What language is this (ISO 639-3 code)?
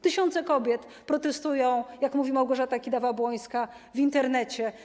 pol